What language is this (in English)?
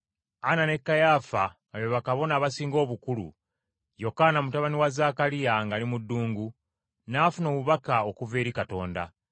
Ganda